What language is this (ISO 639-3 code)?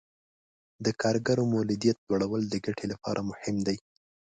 pus